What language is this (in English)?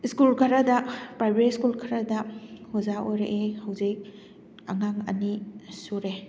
Manipuri